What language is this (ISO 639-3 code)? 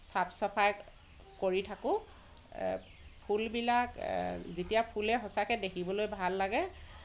asm